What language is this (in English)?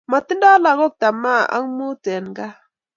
Kalenjin